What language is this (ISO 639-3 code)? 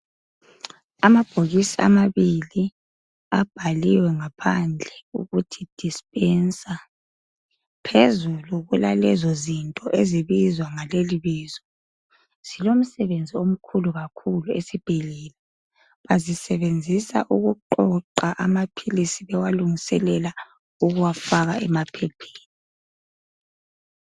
nde